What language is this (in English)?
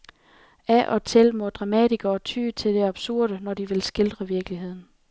Danish